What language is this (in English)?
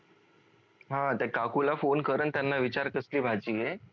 Marathi